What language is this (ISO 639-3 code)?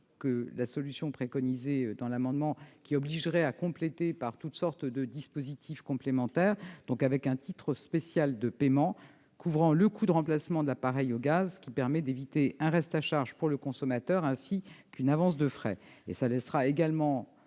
fra